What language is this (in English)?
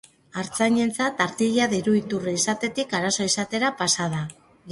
Basque